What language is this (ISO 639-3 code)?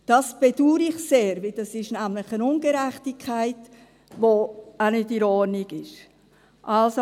gsw